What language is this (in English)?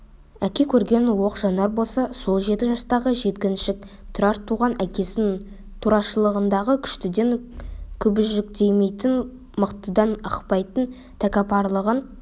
Kazakh